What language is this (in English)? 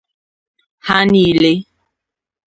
Igbo